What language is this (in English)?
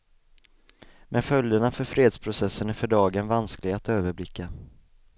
Swedish